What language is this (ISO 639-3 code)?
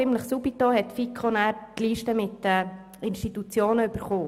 gsw